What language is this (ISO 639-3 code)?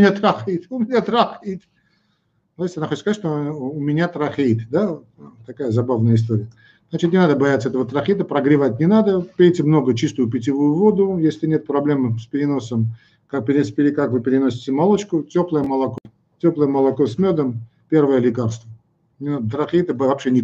rus